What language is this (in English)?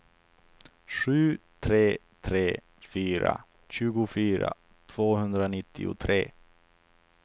Swedish